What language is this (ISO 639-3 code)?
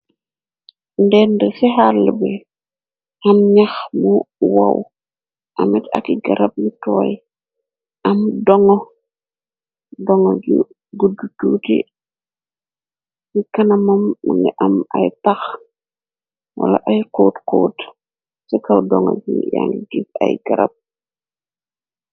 wol